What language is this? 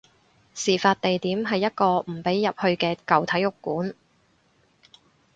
Cantonese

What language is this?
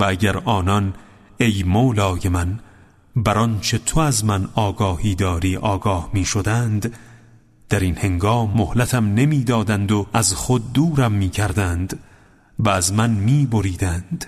Persian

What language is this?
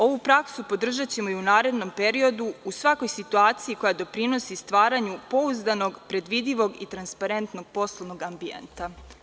Serbian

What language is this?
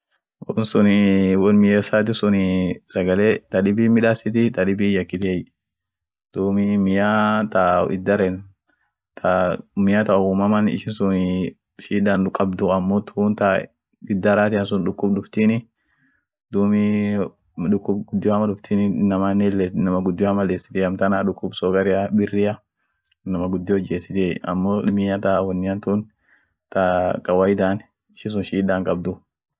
Orma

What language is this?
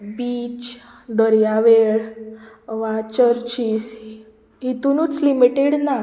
Konkani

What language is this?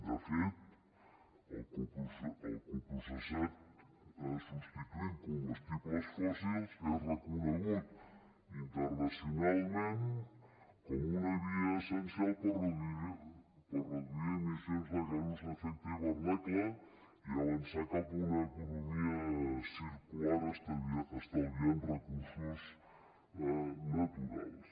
Catalan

